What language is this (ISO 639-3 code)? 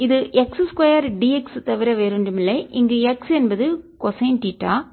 tam